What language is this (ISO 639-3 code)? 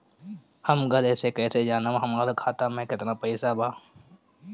bho